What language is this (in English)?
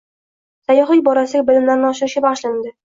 Uzbek